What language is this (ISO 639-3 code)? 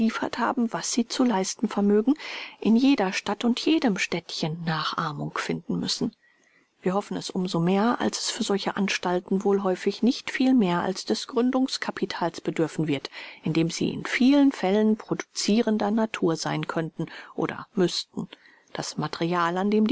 deu